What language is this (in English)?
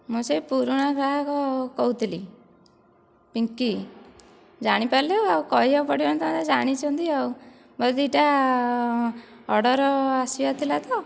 Odia